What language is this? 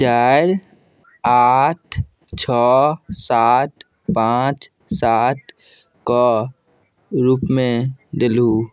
Maithili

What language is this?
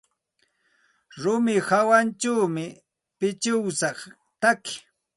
Santa Ana de Tusi Pasco Quechua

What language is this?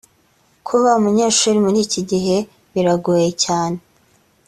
Kinyarwanda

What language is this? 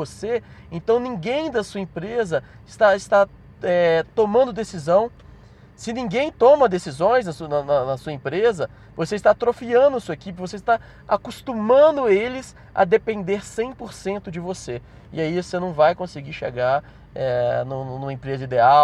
Portuguese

